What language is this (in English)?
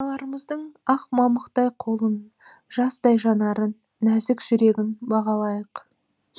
Kazakh